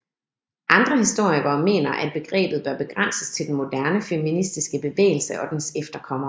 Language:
Danish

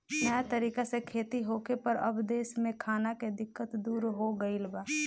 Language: Bhojpuri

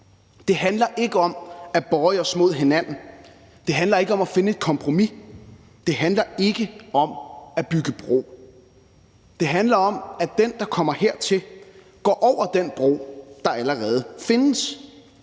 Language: Danish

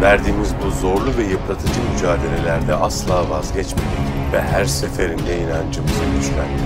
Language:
Turkish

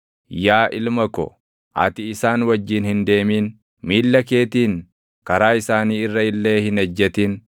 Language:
Oromo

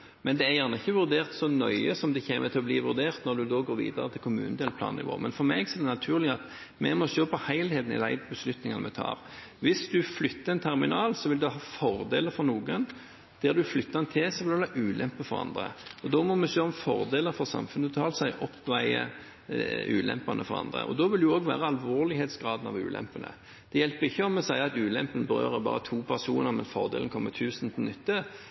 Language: Norwegian Bokmål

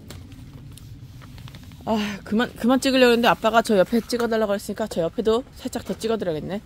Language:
Korean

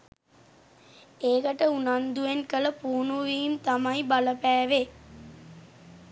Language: Sinhala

